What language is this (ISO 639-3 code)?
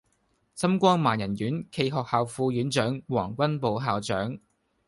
yue